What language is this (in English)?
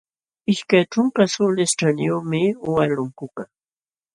Jauja Wanca Quechua